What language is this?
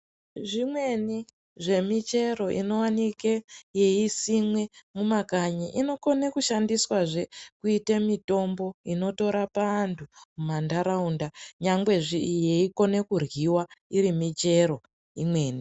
Ndau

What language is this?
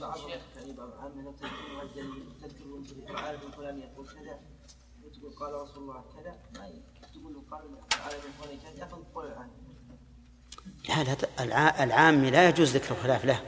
Arabic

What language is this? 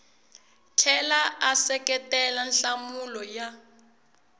Tsonga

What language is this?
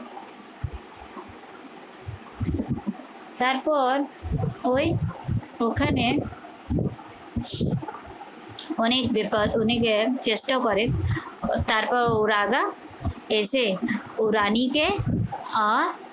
Bangla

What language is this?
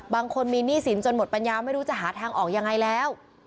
Thai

